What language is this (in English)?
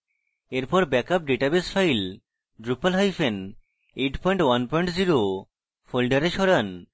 Bangla